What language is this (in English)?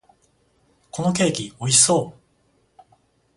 Japanese